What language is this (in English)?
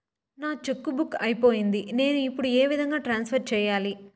Telugu